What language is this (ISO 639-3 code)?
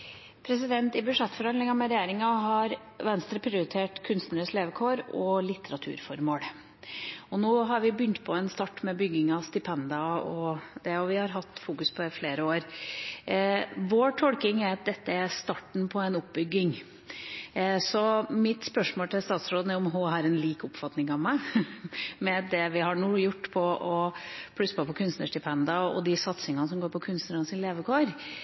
nor